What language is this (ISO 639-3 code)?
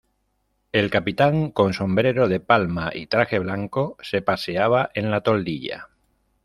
spa